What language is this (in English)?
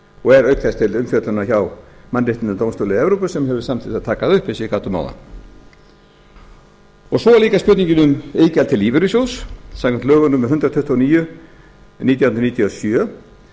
Icelandic